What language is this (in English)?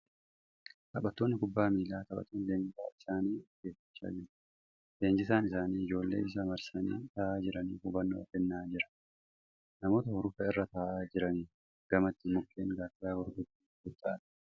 Oromo